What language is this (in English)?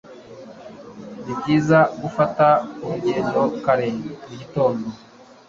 Kinyarwanda